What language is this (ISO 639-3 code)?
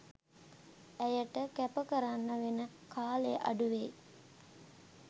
sin